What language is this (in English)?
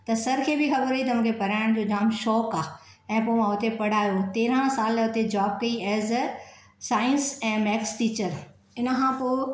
Sindhi